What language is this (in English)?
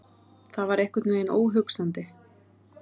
Icelandic